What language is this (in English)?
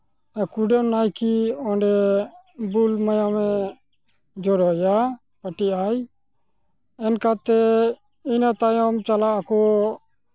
Santali